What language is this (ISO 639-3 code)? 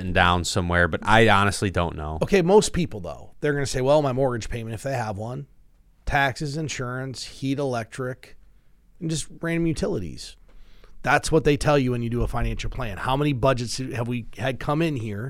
eng